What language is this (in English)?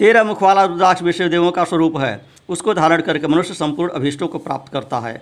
Hindi